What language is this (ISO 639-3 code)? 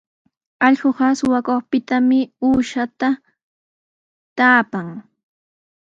qws